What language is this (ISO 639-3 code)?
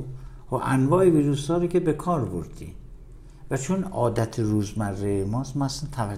fas